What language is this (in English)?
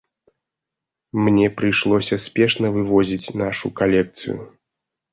Belarusian